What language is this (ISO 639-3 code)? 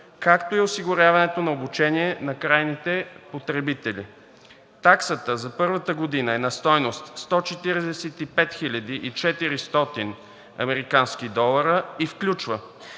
bul